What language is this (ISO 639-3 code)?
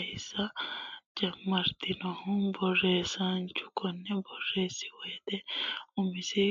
sid